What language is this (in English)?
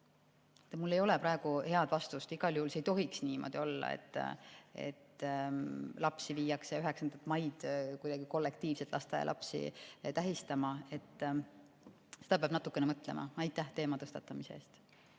Estonian